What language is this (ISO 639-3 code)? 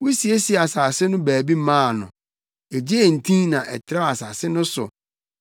aka